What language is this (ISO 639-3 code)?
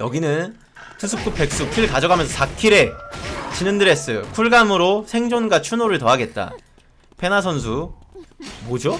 kor